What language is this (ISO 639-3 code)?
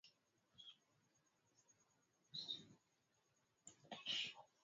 swa